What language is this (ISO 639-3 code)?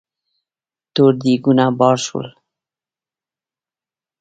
pus